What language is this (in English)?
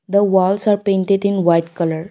English